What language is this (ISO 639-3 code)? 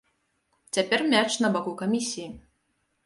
bel